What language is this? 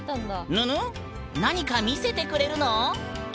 Japanese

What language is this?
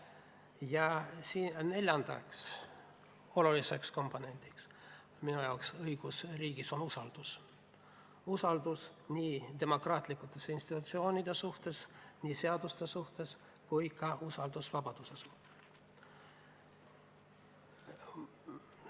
Estonian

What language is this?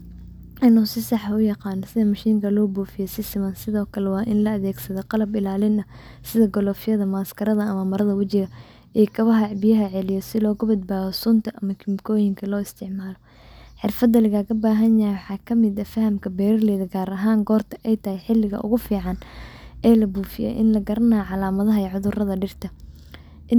Somali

